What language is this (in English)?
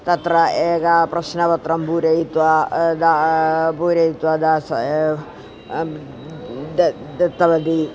Sanskrit